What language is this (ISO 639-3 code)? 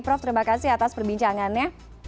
ind